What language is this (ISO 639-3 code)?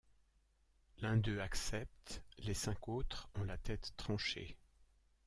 fra